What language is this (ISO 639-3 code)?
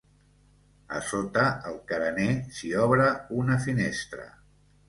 cat